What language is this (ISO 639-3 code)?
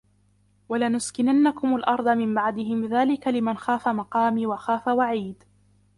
ara